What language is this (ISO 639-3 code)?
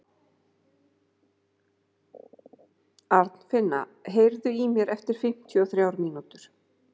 isl